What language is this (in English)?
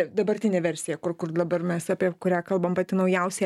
Lithuanian